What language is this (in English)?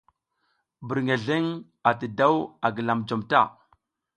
South Giziga